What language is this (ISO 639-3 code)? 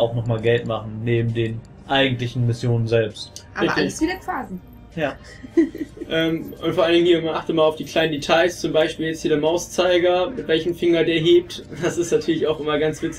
deu